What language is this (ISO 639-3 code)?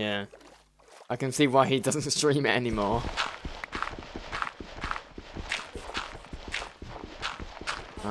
eng